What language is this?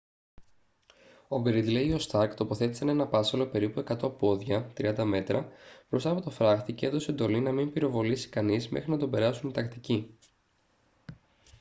Greek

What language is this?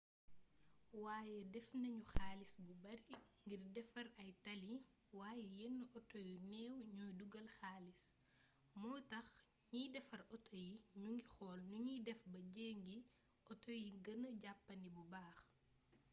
Wolof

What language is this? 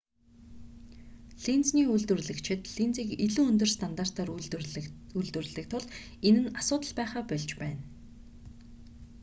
Mongolian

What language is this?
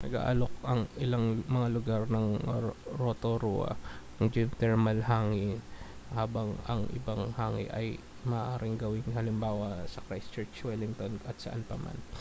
Filipino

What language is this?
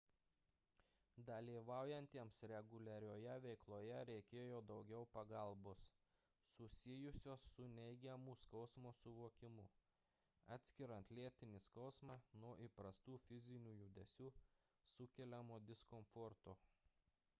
Lithuanian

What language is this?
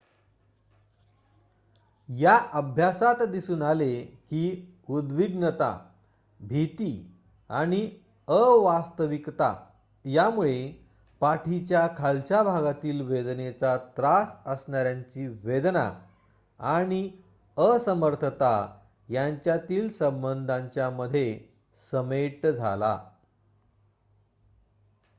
Marathi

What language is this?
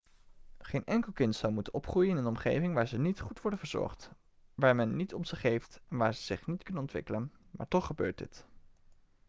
Dutch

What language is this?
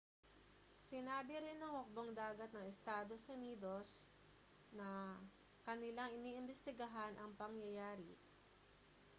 Filipino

